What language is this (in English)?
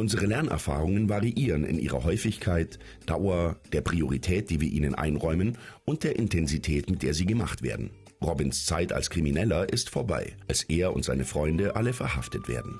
German